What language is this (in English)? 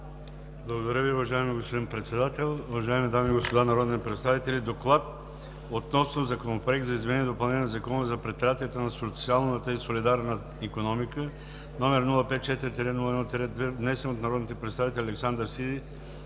Bulgarian